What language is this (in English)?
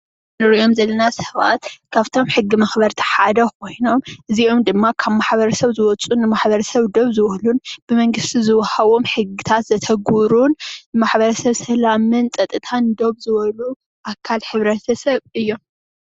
Tigrinya